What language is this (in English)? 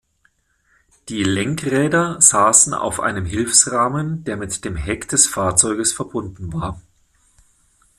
German